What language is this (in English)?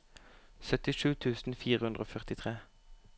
Norwegian